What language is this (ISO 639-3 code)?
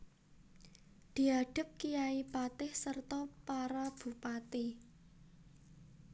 jav